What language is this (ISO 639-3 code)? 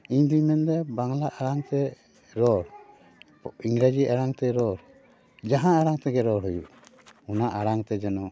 sat